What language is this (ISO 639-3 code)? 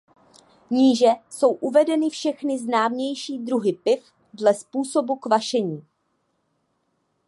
ces